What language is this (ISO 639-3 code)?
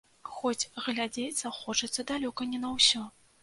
bel